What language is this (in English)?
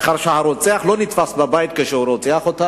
Hebrew